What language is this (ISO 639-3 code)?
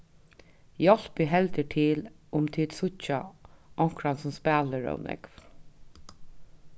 fao